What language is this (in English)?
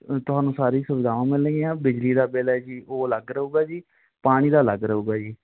Punjabi